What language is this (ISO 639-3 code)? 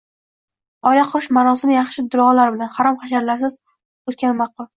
uzb